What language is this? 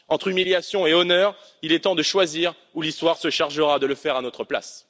French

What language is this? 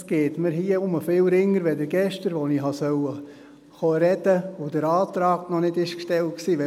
Swiss German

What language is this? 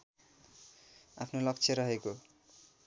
Nepali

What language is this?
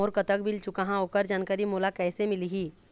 Chhattisgarhi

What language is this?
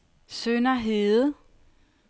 Danish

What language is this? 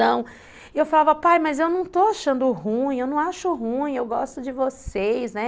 Portuguese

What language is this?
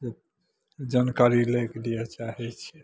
Maithili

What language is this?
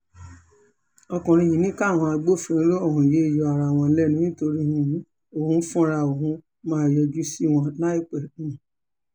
Yoruba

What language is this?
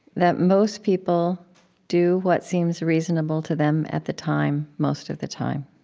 English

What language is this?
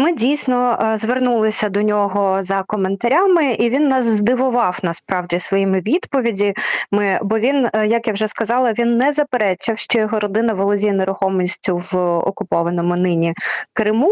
Ukrainian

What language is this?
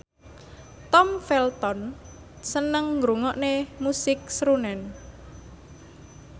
Javanese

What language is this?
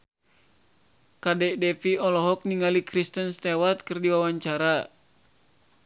Sundanese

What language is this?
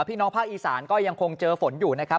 Thai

